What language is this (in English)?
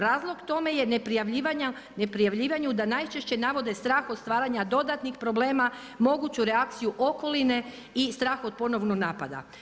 Croatian